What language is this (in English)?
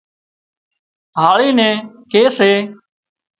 Wadiyara Koli